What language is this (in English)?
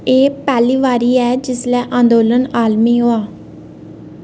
Dogri